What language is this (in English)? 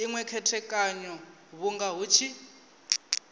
Venda